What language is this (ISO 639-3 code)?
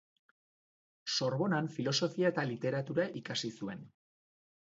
eus